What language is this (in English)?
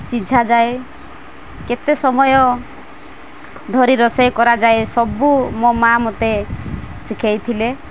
Odia